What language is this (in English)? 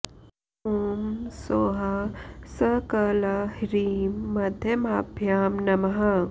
Sanskrit